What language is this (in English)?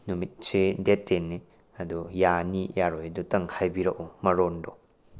Manipuri